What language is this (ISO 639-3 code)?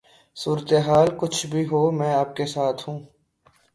urd